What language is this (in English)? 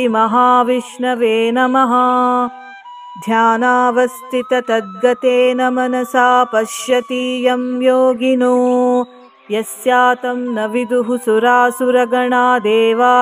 Kannada